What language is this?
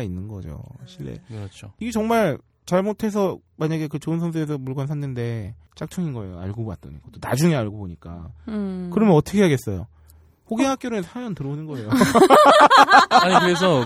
Korean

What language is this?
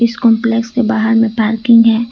Hindi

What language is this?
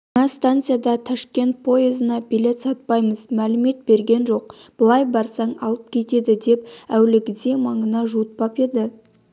Kazakh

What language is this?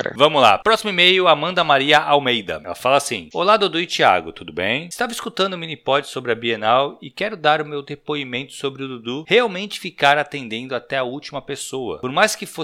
Portuguese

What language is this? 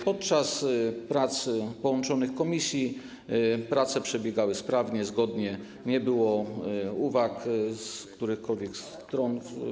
Polish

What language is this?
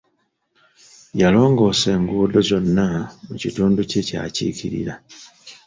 Ganda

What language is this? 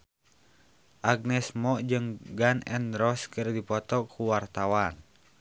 Sundanese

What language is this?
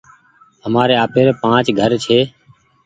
Goaria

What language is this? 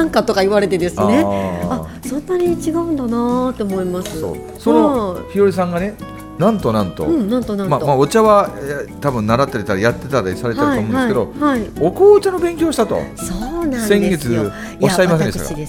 Japanese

